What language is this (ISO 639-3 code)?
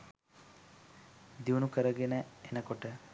sin